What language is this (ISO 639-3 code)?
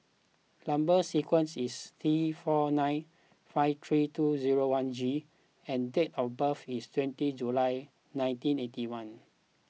eng